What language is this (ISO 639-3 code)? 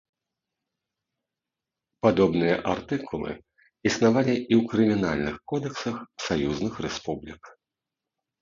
bel